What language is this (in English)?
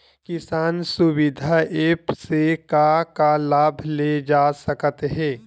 Chhattisgarhi